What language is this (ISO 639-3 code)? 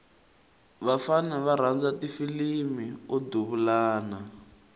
tso